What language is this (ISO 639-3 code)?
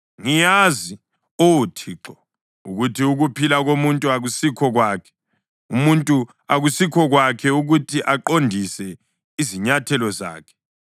nde